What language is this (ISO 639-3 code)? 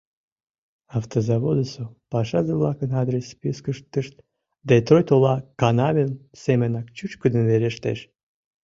chm